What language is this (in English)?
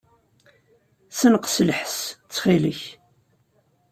Kabyle